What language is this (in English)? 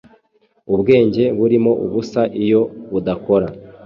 Kinyarwanda